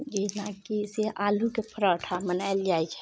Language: Maithili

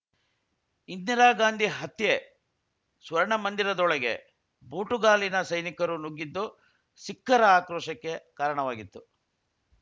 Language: Kannada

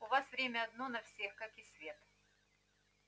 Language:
Russian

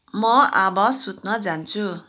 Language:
Nepali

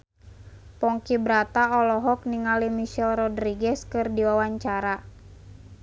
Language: Sundanese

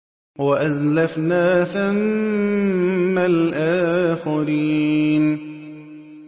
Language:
Arabic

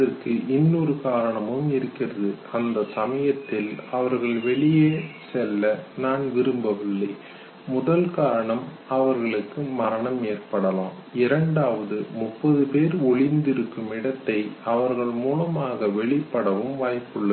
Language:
Tamil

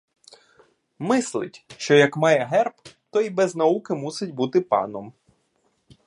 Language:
Ukrainian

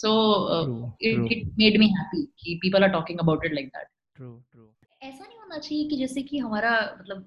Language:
Hindi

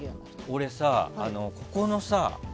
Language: Japanese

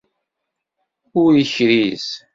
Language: Kabyle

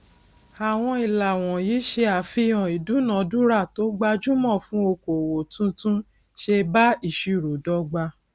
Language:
Yoruba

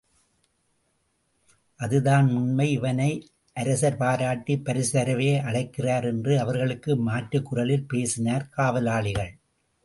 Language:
Tamil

